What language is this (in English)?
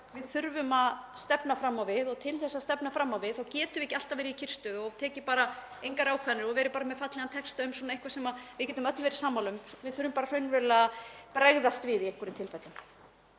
Icelandic